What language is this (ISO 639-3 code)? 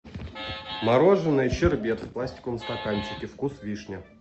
rus